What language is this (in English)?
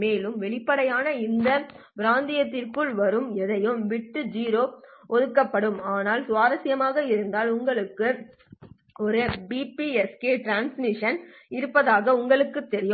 Tamil